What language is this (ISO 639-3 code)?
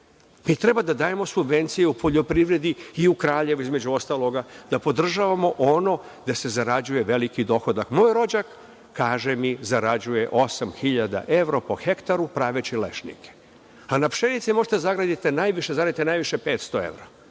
srp